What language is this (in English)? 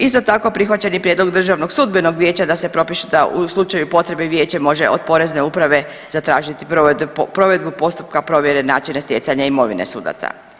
Croatian